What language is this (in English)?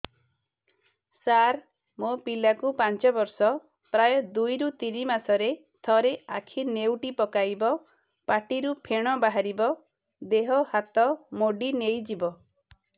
Odia